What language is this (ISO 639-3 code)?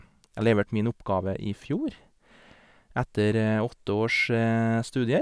nor